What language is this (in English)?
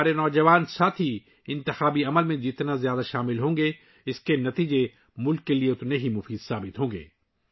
Urdu